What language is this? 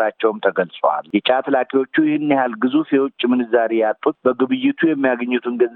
Amharic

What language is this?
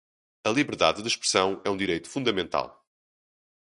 Portuguese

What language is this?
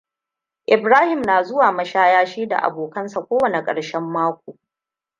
Hausa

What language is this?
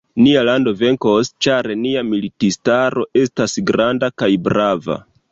Esperanto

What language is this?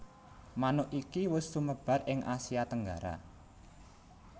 Javanese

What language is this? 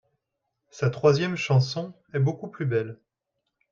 French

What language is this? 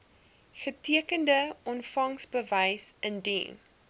Afrikaans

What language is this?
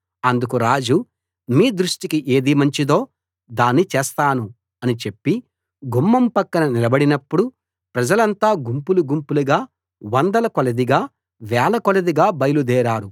Telugu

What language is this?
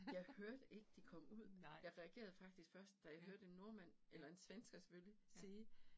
Danish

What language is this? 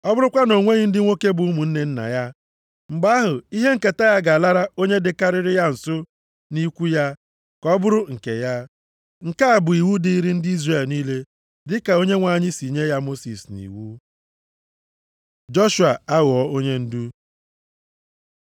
Igbo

